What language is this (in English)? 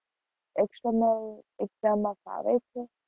Gujarati